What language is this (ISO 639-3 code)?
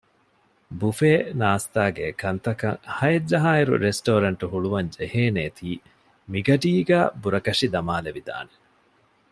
div